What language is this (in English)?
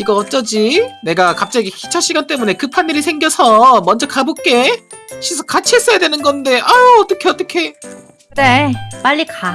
Korean